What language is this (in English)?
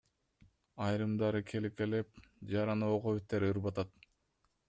Kyrgyz